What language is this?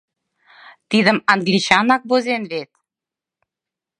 Mari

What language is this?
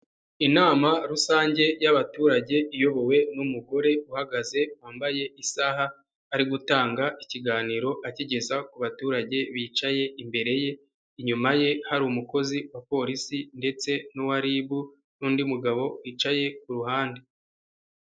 Kinyarwanda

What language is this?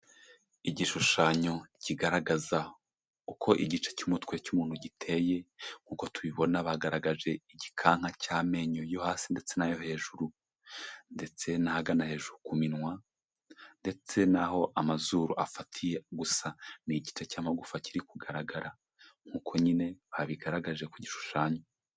Kinyarwanda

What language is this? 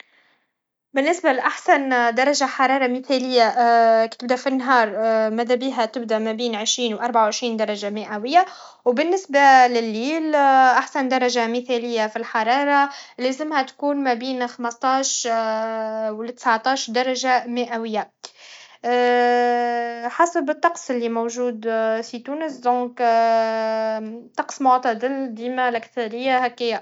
Tunisian Arabic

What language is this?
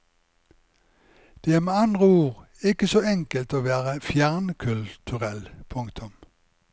Norwegian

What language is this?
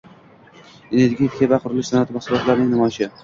Uzbek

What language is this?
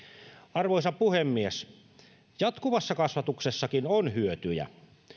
Finnish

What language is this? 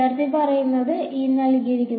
Malayalam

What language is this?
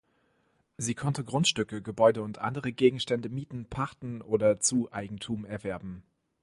German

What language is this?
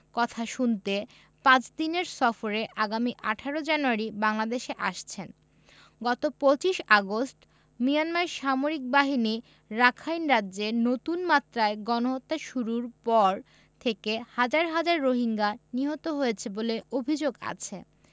Bangla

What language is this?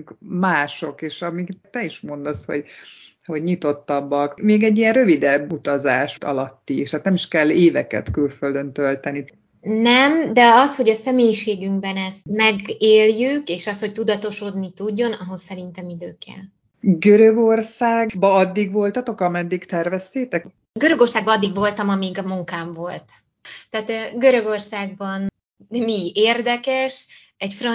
Hungarian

